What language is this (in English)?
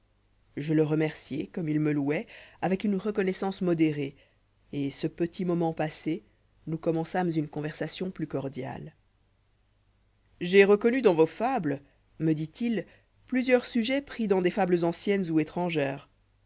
French